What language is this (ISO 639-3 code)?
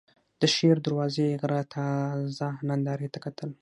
pus